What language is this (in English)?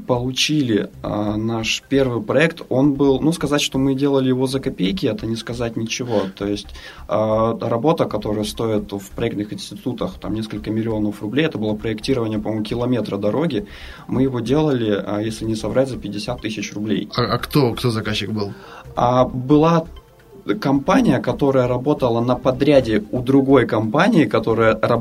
Russian